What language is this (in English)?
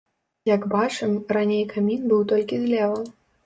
Belarusian